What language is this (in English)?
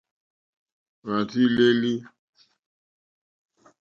Mokpwe